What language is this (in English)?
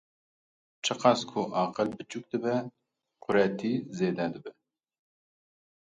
Kurdish